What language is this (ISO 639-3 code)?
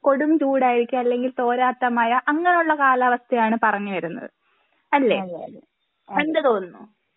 mal